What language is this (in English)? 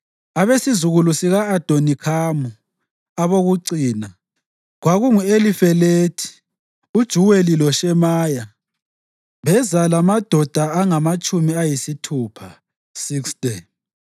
North Ndebele